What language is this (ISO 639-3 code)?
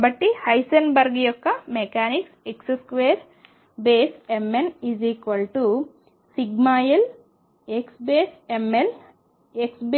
tel